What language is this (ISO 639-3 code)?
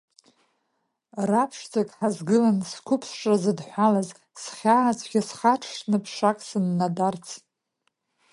abk